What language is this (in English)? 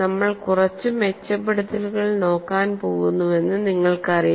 Malayalam